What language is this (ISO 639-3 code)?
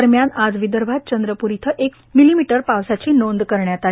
mar